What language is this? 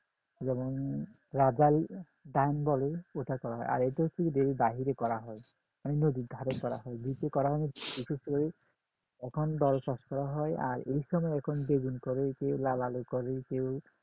Bangla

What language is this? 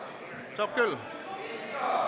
Estonian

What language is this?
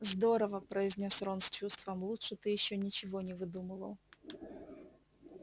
Russian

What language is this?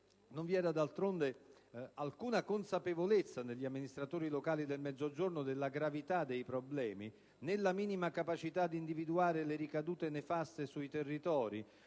Italian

